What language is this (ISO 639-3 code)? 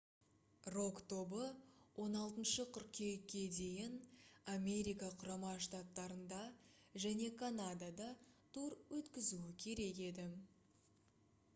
kaz